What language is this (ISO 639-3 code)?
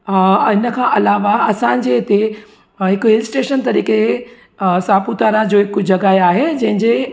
snd